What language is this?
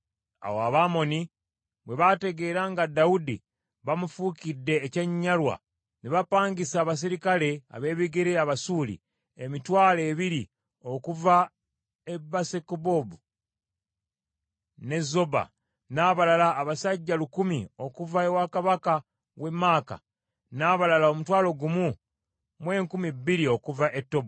Ganda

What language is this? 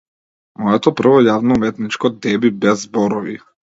Macedonian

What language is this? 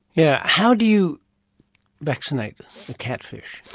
English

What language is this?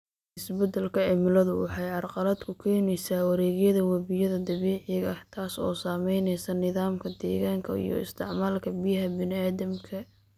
Somali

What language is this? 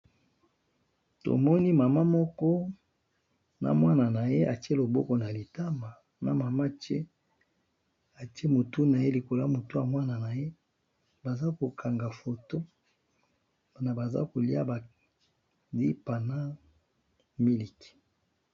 Lingala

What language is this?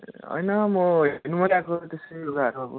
Nepali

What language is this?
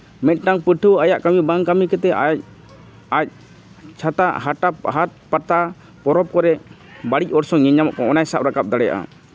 Santali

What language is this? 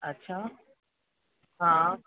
Sindhi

